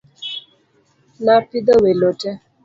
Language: Luo (Kenya and Tanzania)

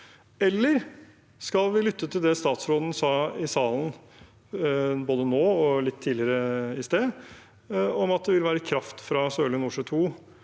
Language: Norwegian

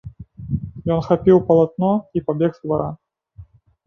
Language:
Belarusian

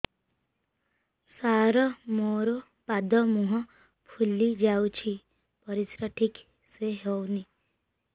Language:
Odia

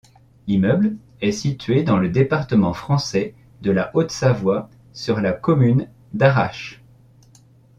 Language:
French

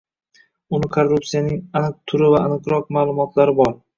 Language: Uzbek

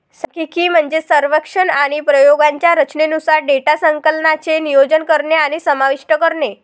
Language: Marathi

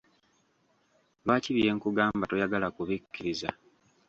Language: Ganda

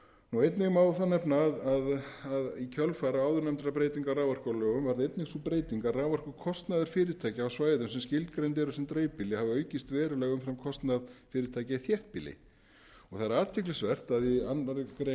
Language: Icelandic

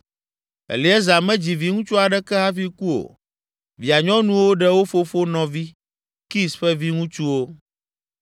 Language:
Ewe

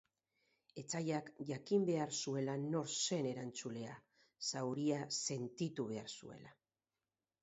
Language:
Basque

